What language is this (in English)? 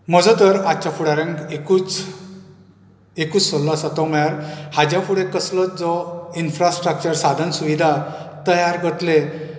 Konkani